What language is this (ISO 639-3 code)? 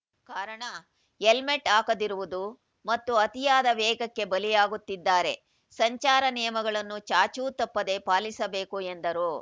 kan